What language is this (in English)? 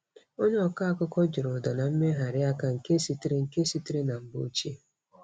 Igbo